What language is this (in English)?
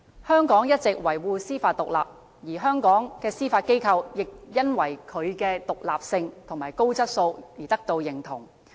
Cantonese